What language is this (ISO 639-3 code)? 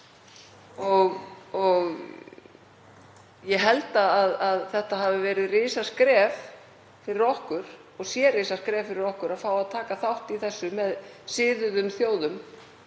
isl